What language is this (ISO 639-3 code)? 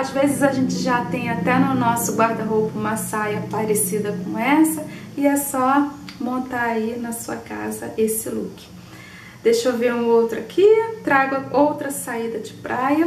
por